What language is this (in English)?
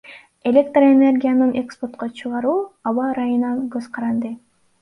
Kyrgyz